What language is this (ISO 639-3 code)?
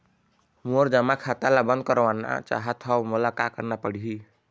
hne